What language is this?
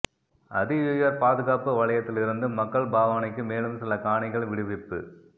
Tamil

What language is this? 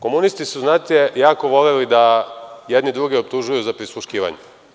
Serbian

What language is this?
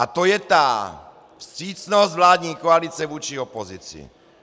Czech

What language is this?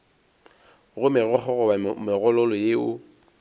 Northern Sotho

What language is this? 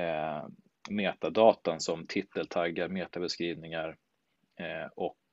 Swedish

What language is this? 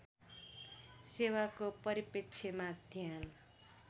Nepali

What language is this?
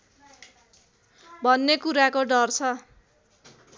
Nepali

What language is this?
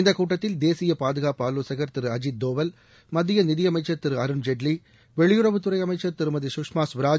Tamil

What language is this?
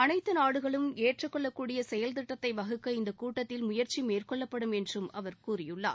Tamil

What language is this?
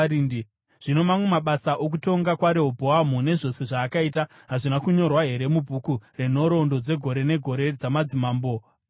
Shona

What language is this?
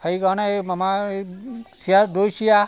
Assamese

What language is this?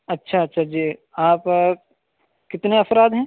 Urdu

